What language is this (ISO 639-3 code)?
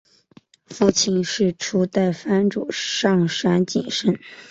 zho